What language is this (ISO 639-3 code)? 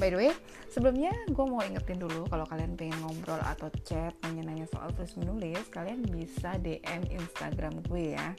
ind